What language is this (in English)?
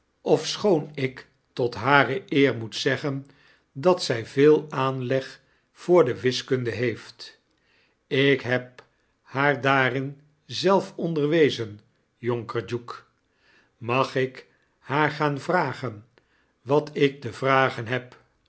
Dutch